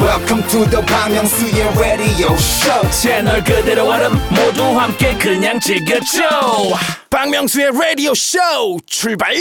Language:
Korean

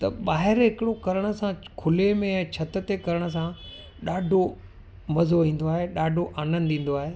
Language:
Sindhi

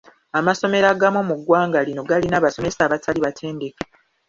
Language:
Ganda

